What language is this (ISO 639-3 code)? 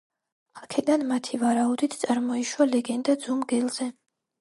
kat